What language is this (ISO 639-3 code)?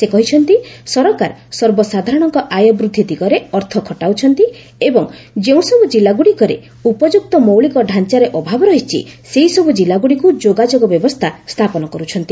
ori